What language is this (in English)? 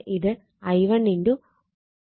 Malayalam